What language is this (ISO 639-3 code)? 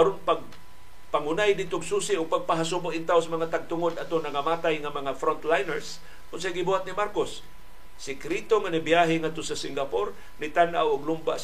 fil